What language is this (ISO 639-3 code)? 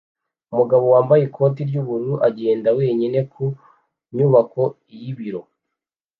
kin